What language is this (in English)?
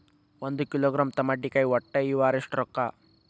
Kannada